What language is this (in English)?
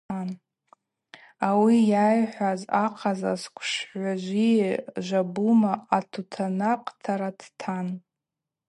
Abaza